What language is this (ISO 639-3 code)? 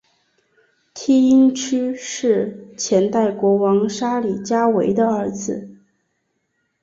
zho